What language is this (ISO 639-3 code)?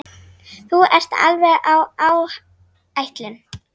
isl